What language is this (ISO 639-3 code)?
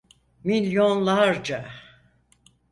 tur